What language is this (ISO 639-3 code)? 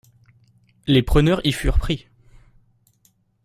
fra